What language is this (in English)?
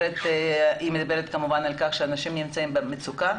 Hebrew